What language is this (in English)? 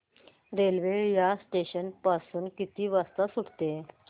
Marathi